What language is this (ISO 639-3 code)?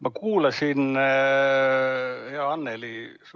est